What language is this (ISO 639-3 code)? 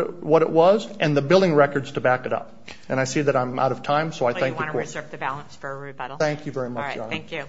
eng